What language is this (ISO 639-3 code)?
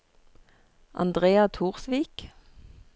nor